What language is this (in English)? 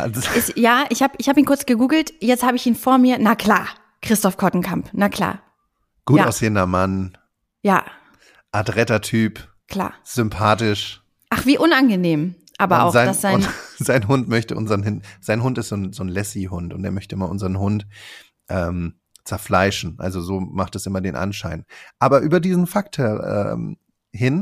German